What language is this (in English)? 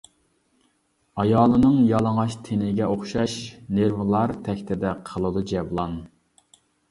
Uyghur